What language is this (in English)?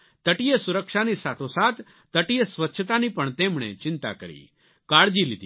Gujarati